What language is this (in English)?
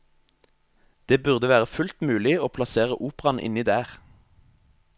Norwegian